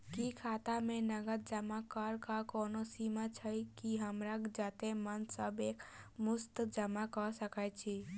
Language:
Maithili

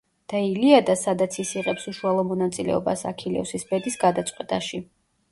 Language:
Georgian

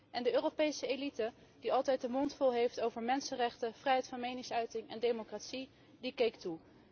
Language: Dutch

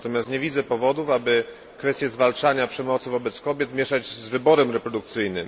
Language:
Polish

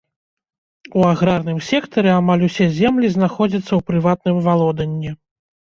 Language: Belarusian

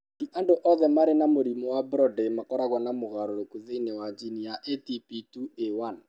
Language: Kikuyu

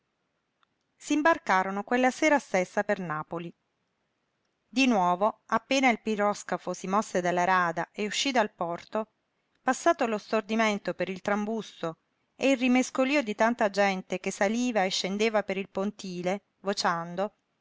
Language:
Italian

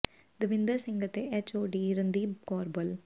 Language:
Punjabi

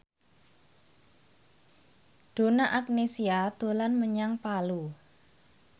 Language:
Javanese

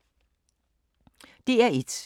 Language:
Danish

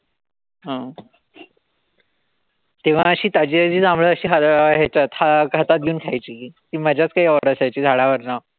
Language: Marathi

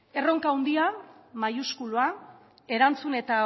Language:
Basque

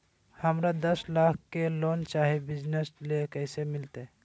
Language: Magahi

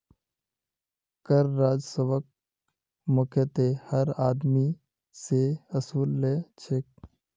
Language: Magahi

